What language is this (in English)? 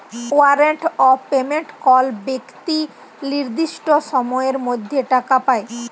Bangla